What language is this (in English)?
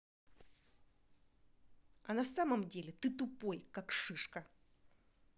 Russian